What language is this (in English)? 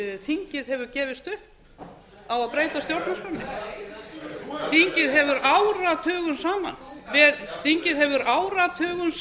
Icelandic